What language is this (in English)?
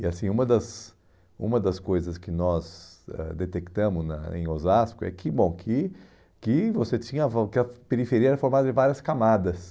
Portuguese